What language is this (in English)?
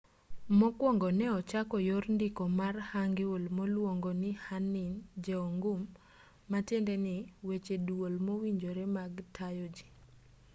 Luo (Kenya and Tanzania)